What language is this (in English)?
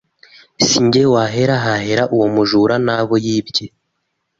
Kinyarwanda